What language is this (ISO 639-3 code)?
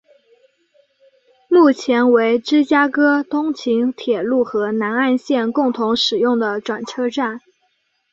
zho